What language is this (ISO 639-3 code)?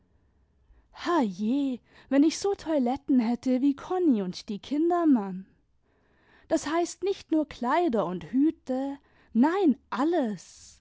deu